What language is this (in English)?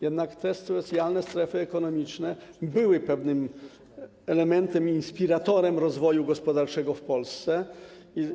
Polish